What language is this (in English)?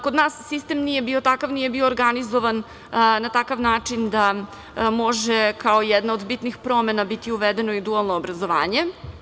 Serbian